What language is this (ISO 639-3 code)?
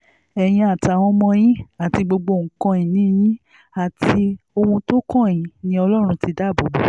yor